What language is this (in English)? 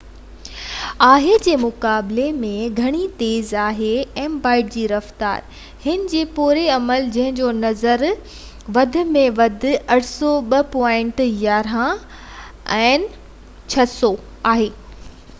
Sindhi